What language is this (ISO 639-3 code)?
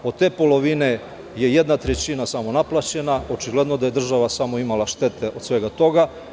srp